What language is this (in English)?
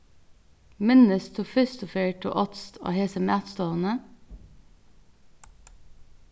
Faroese